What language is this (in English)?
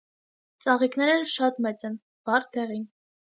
Armenian